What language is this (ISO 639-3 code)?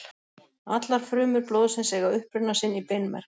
isl